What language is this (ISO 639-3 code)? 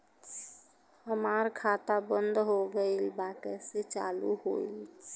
bho